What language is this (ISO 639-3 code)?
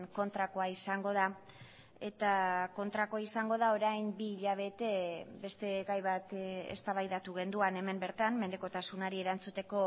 eus